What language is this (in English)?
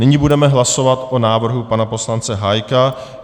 Czech